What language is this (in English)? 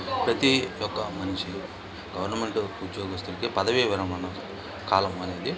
Telugu